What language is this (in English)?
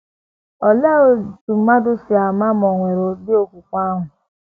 Igbo